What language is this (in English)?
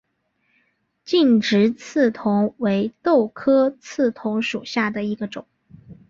Chinese